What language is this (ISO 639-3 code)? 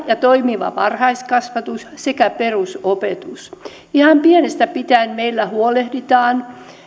fin